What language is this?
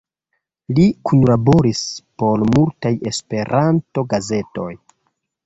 Esperanto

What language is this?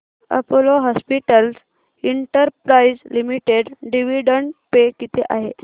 Marathi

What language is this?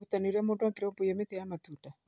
Kikuyu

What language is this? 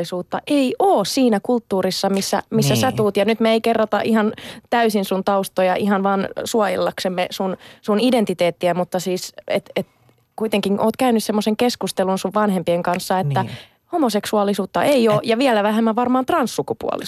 Finnish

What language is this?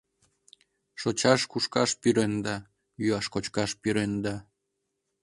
Mari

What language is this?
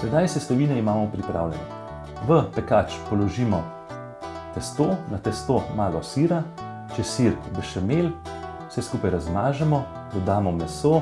Bulgarian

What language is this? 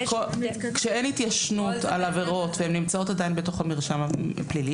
Hebrew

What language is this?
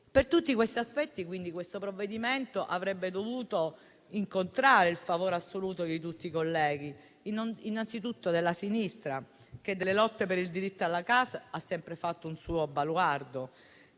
Italian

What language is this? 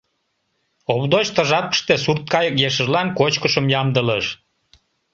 Mari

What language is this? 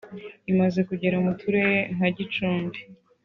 Kinyarwanda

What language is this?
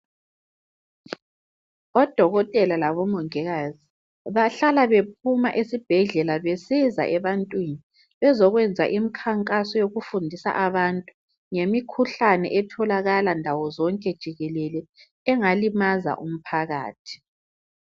North Ndebele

